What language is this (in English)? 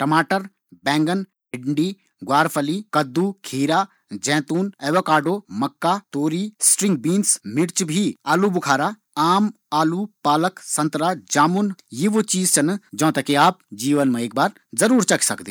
Garhwali